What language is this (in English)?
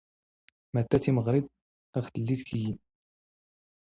Standard Moroccan Tamazight